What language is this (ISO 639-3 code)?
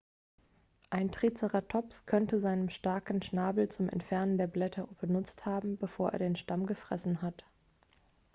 deu